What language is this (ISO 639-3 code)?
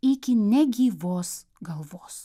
lit